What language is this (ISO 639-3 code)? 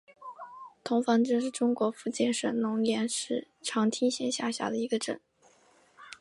zho